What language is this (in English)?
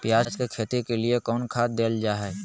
Magahi